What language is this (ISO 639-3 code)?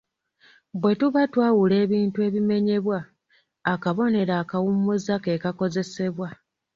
lug